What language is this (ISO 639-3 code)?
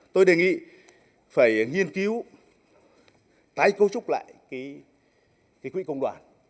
vie